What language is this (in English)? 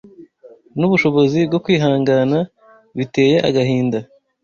Kinyarwanda